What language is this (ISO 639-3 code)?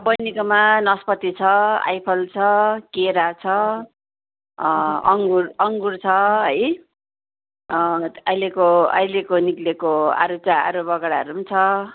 nep